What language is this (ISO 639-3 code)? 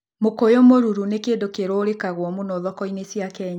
kik